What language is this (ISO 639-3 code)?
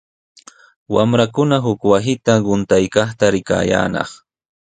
qws